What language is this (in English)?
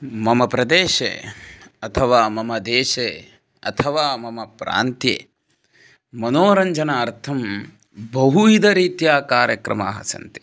Sanskrit